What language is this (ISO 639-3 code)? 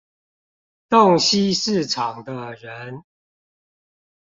zho